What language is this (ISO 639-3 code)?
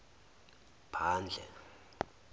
zul